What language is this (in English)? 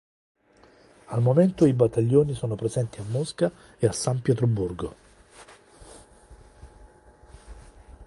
Italian